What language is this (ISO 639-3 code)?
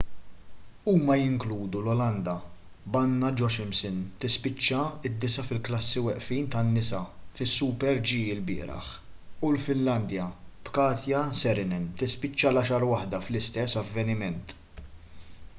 mlt